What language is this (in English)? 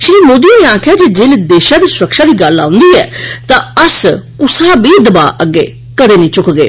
Dogri